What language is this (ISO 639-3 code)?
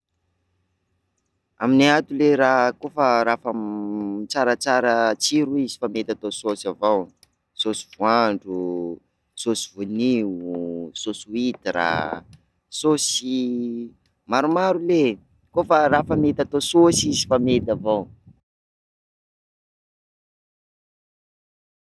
skg